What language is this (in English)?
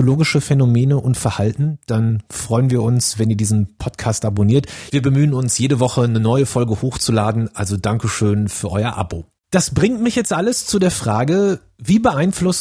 German